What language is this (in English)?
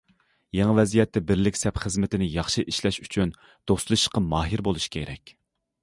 Uyghur